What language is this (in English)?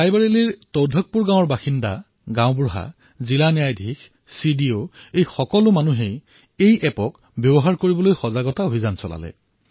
Assamese